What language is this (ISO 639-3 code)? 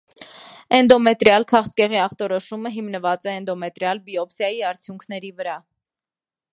hye